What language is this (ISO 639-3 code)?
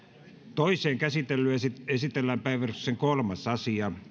fin